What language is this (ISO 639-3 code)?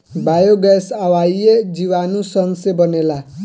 bho